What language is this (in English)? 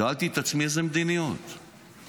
Hebrew